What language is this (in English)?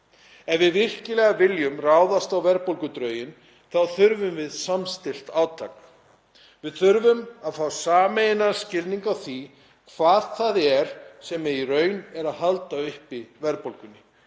Icelandic